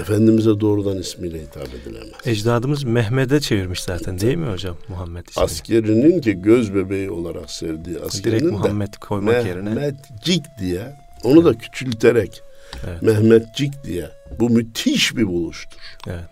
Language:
Turkish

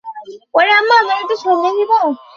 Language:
Bangla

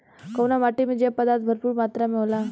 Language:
Bhojpuri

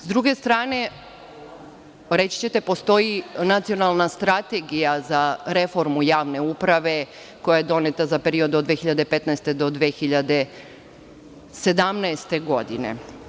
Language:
Serbian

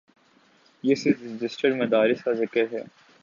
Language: Urdu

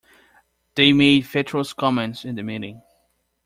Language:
English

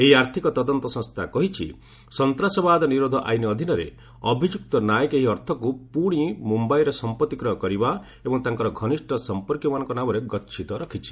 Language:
Odia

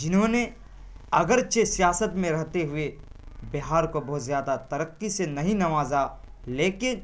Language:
Urdu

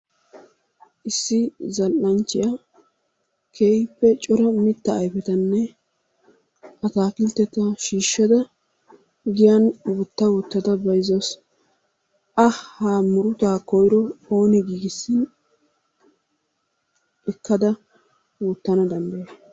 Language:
Wolaytta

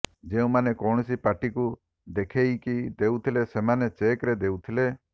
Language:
Odia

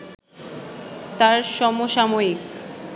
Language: Bangla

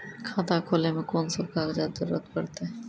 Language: Maithili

